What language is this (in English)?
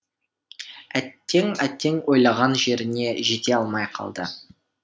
Kazakh